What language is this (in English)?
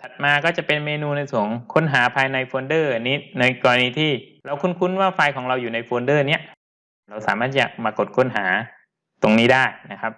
Thai